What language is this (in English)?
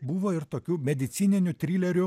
Lithuanian